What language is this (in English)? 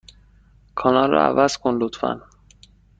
Persian